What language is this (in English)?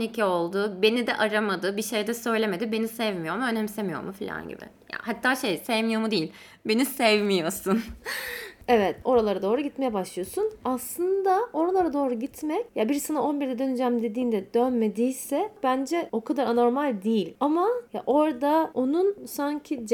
Turkish